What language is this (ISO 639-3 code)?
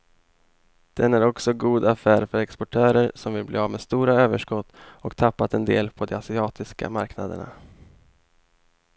swe